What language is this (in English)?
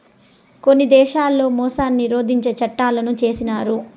Telugu